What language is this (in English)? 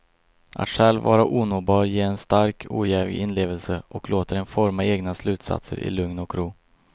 Swedish